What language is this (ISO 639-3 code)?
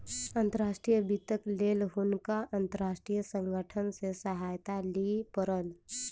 mai